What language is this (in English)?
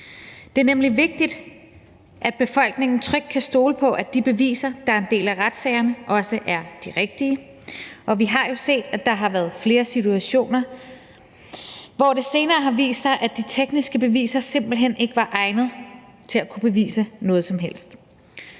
Danish